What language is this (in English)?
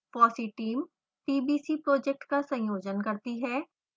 Hindi